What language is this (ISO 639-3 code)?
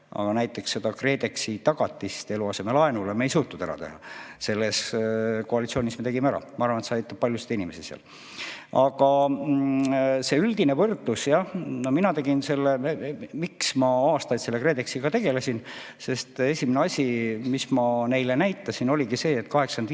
est